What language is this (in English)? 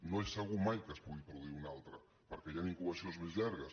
Catalan